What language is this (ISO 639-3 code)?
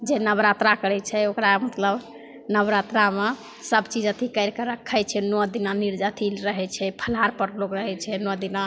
mai